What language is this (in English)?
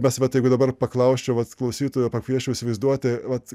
Lithuanian